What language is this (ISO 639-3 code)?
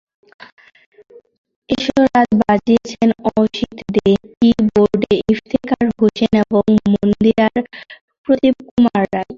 ben